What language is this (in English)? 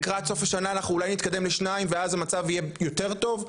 Hebrew